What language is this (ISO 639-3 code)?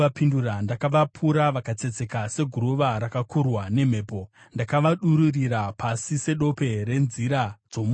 sna